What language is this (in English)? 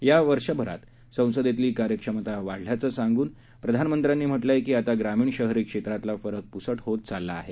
Marathi